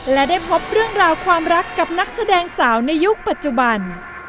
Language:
Thai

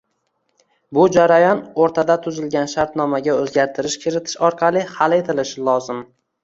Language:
Uzbek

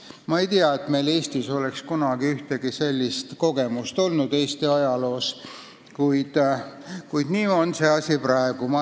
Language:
Estonian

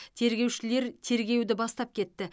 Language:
Kazakh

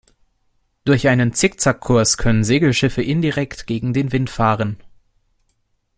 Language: German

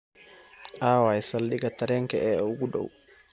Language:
Somali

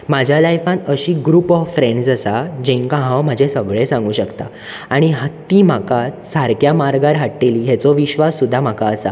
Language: Konkani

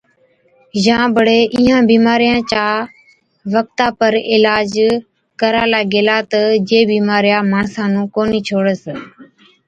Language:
Od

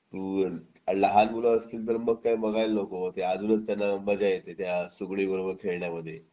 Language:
Marathi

